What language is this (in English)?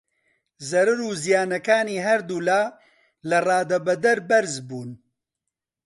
Central Kurdish